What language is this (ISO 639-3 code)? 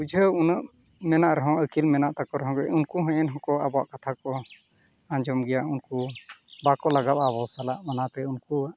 sat